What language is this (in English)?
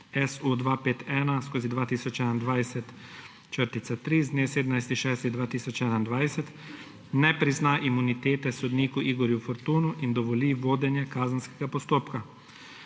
Slovenian